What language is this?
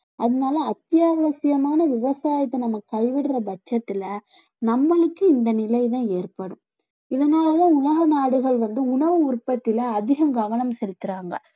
Tamil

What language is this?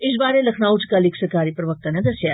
Dogri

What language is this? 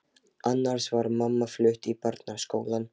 Icelandic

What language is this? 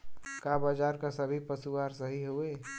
Bhojpuri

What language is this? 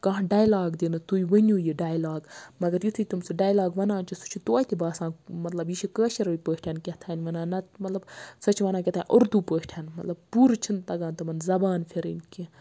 Kashmiri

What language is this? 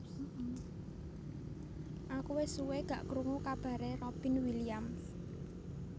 Javanese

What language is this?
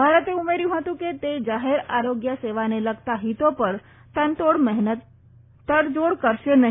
Gujarati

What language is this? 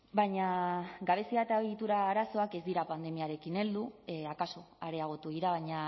Basque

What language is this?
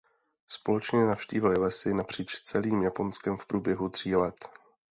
Czech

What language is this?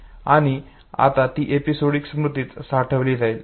Marathi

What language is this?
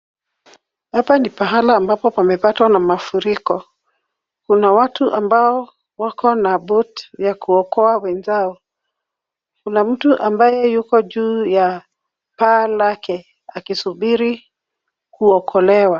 Swahili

